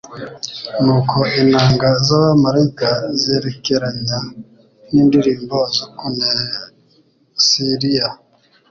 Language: Kinyarwanda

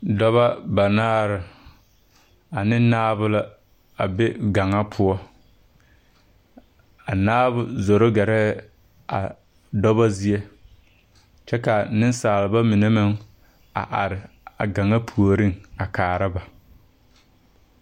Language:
Southern Dagaare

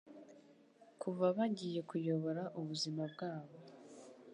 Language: Kinyarwanda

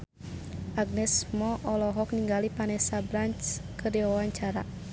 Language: Sundanese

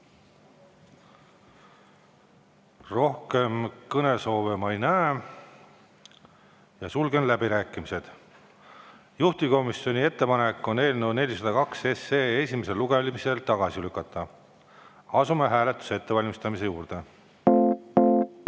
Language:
Estonian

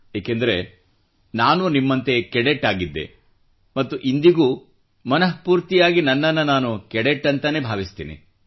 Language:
Kannada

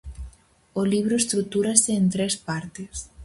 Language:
Galician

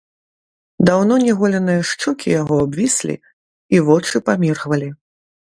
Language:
Belarusian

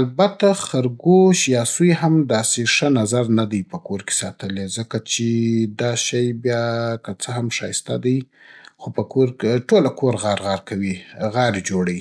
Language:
Southern Pashto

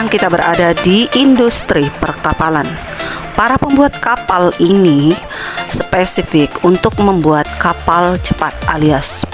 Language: Indonesian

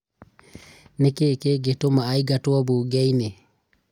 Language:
Kikuyu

